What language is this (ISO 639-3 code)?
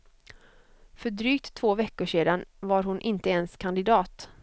swe